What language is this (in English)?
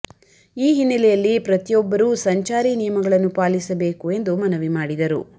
Kannada